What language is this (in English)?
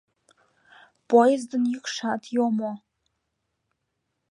Mari